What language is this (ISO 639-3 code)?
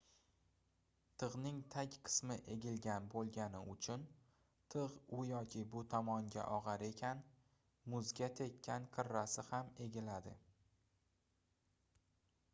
uzb